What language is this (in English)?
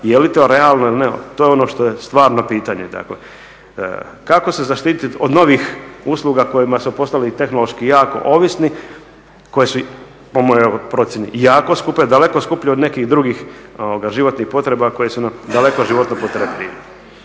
Croatian